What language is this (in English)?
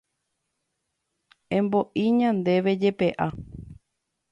Guarani